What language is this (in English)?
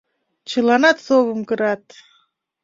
Mari